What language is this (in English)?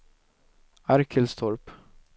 Swedish